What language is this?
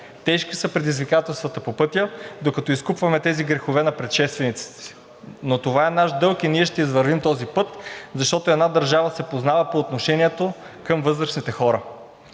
Bulgarian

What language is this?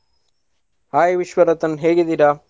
Kannada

